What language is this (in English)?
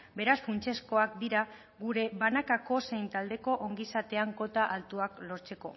Basque